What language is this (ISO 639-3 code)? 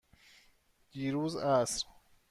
fas